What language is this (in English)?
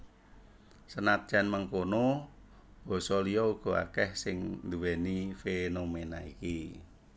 Javanese